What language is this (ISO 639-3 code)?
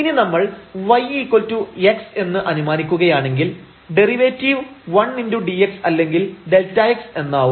mal